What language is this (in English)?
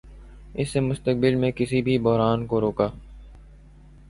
Urdu